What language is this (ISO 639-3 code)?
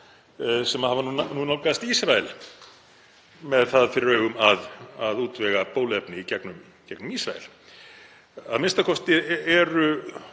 isl